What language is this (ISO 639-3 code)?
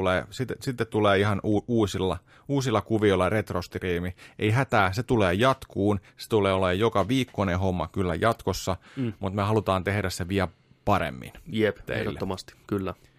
fin